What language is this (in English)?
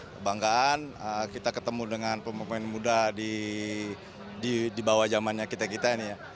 Indonesian